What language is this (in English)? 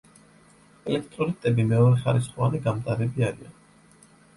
Georgian